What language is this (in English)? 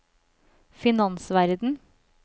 Norwegian